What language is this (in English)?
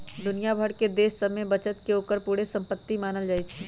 Magahi